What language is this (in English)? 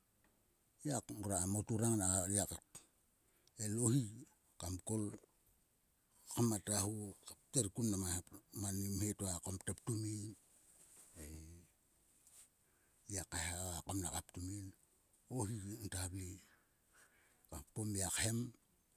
Sulka